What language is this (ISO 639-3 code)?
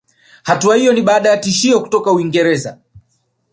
swa